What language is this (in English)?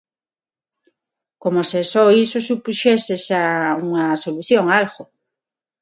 Galician